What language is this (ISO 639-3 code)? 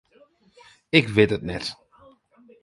fry